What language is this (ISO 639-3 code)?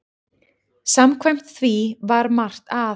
isl